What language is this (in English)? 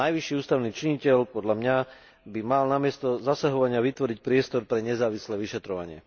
Slovak